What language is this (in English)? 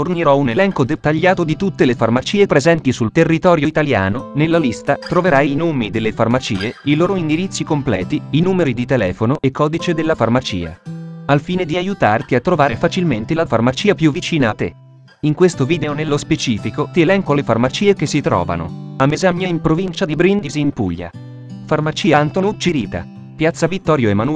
Italian